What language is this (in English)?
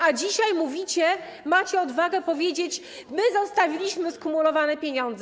Polish